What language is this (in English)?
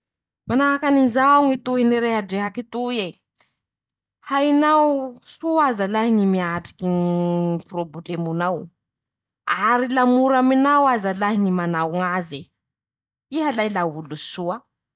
Masikoro Malagasy